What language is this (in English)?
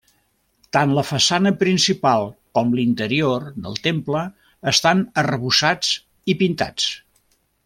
Catalan